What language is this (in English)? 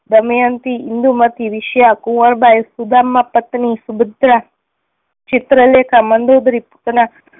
Gujarati